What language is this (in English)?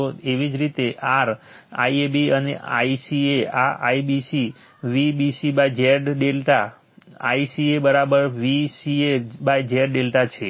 Gujarati